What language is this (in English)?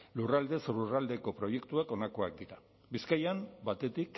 Basque